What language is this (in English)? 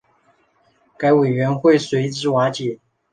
Chinese